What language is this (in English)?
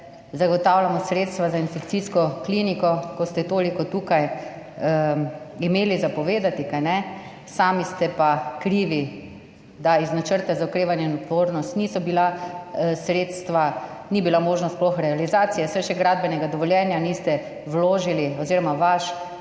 Slovenian